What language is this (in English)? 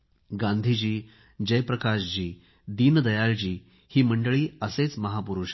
Marathi